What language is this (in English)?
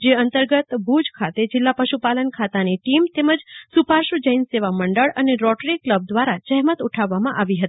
Gujarati